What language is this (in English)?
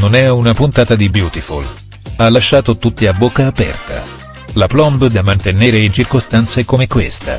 Italian